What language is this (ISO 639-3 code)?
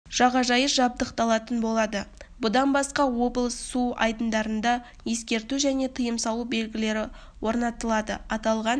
kaz